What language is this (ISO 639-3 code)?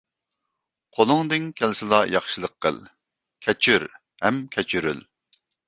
uig